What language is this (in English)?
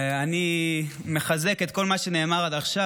Hebrew